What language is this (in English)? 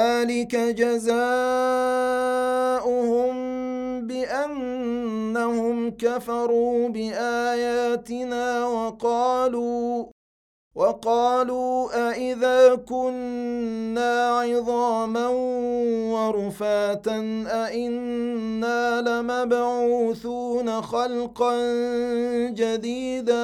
Arabic